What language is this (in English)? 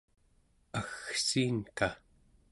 Central Yupik